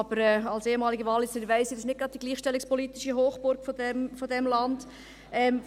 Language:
Swiss German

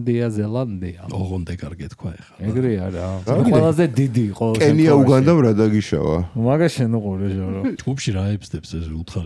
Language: Romanian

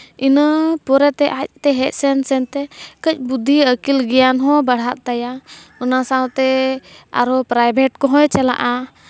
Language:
Santali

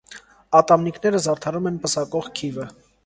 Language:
Armenian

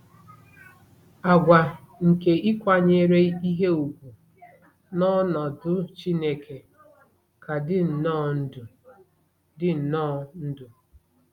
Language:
Igbo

